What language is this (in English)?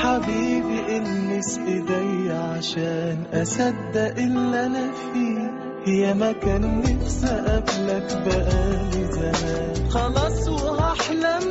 Arabic